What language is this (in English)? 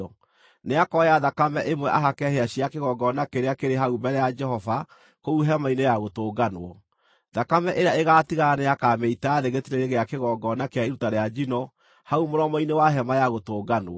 Kikuyu